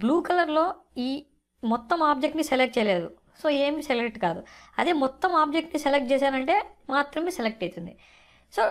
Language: English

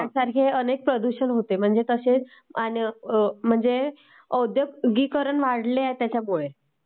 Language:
Marathi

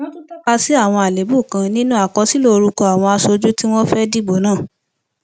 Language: Yoruba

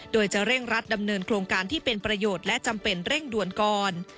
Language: Thai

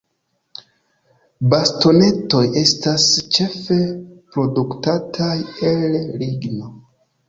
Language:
Esperanto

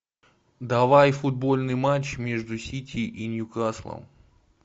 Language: Russian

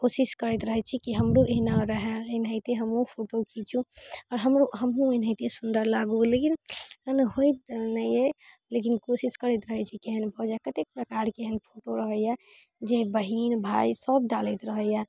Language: Maithili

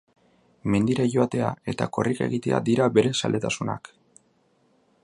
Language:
Basque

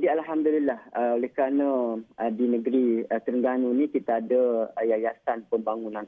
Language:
Malay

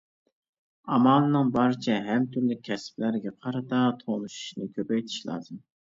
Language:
Uyghur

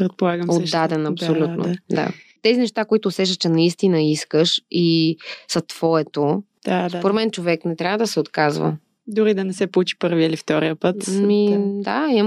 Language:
Bulgarian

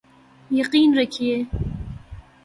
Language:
Urdu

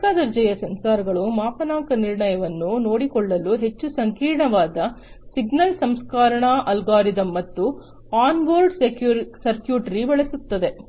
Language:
Kannada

